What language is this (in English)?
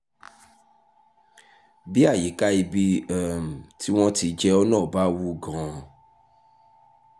Yoruba